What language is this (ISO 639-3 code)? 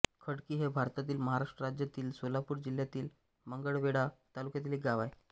mar